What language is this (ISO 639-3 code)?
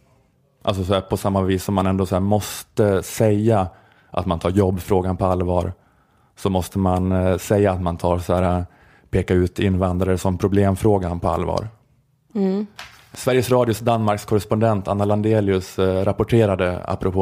swe